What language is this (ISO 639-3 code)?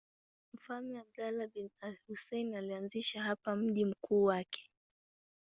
swa